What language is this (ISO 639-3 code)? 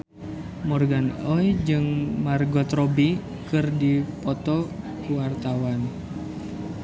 sun